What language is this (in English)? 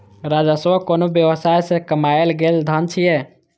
Maithili